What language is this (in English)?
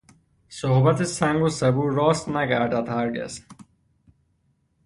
Persian